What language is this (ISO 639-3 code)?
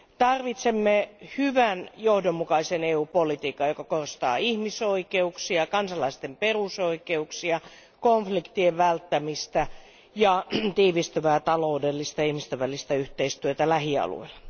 fin